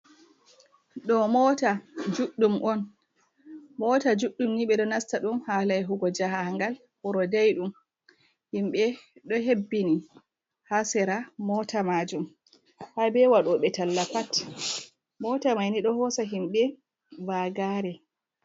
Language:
Fula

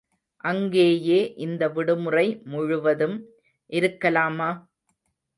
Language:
Tamil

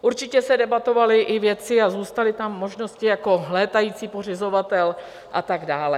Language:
Czech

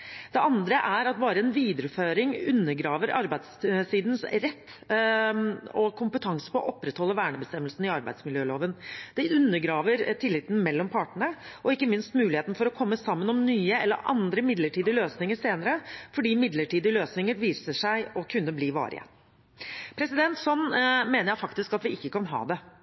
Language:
Norwegian Bokmål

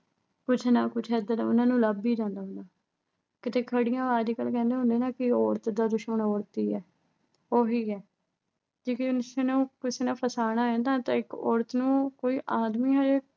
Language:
Punjabi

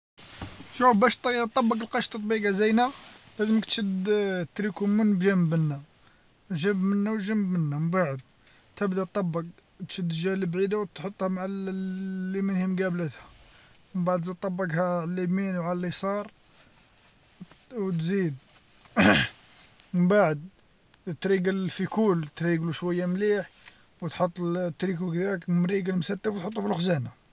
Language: Algerian Arabic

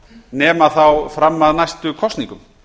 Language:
Icelandic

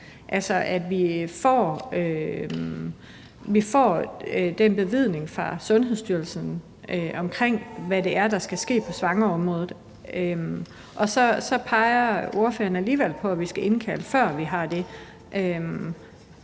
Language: Danish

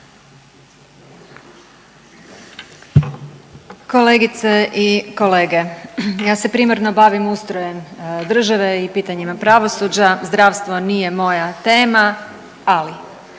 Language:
Croatian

